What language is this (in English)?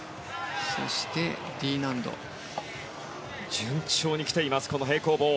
Japanese